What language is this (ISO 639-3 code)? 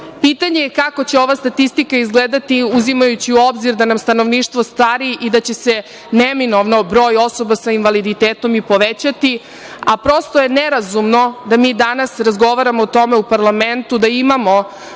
srp